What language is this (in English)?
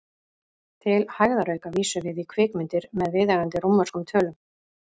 Icelandic